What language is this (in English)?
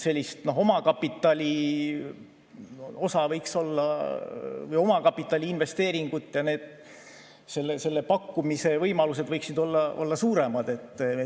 Estonian